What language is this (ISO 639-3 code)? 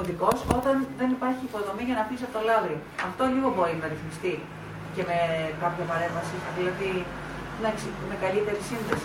ell